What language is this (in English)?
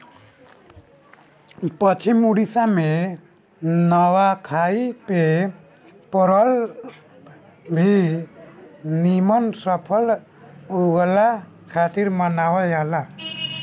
Bhojpuri